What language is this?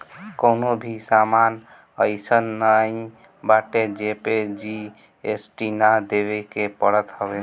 Bhojpuri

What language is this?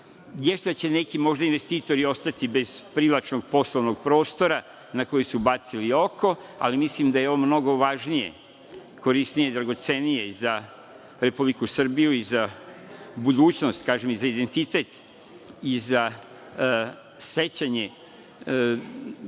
Serbian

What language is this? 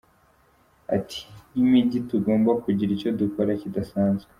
Kinyarwanda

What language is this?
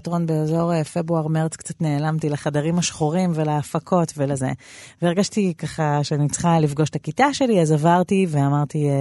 Hebrew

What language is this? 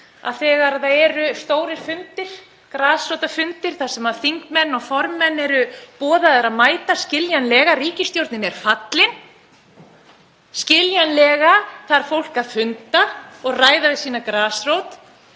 Icelandic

